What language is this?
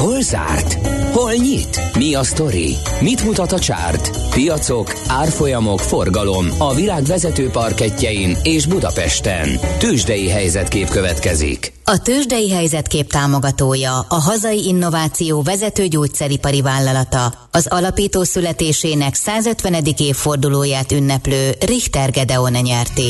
Hungarian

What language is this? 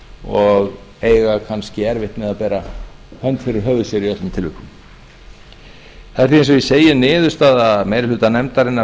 Icelandic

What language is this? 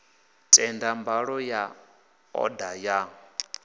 Venda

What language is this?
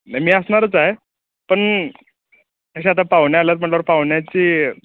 Marathi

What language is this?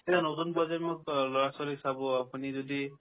Assamese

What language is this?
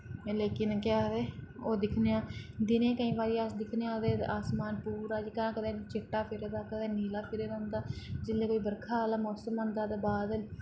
Dogri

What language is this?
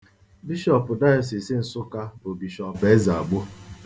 Igbo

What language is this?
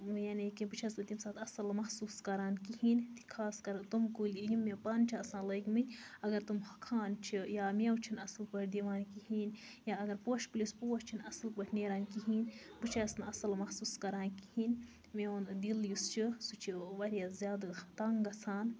Kashmiri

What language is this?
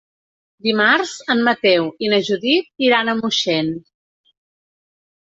Catalan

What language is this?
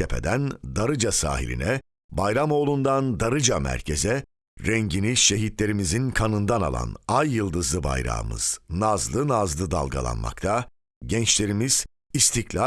Turkish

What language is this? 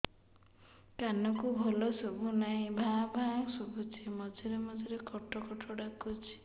Odia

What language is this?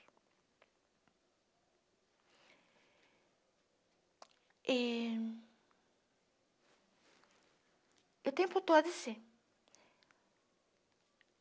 Portuguese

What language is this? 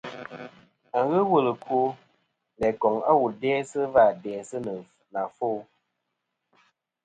Kom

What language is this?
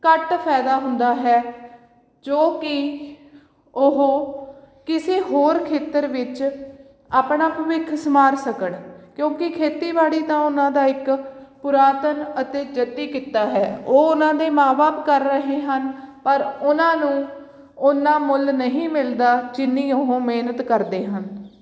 Punjabi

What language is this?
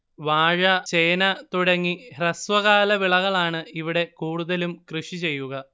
Malayalam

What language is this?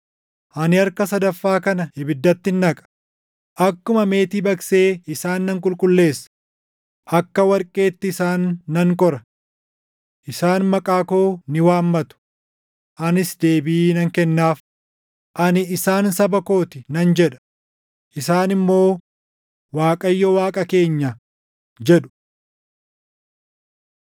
Oromo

